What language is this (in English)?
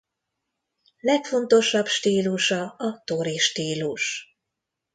Hungarian